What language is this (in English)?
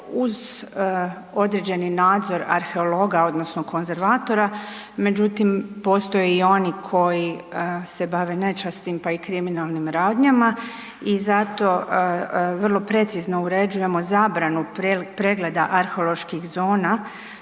Croatian